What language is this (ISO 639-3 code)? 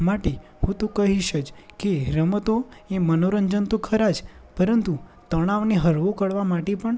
guj